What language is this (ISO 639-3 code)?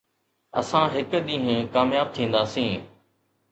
snd